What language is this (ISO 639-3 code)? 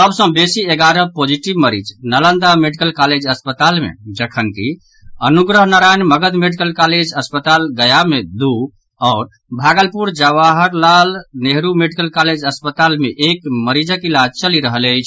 mai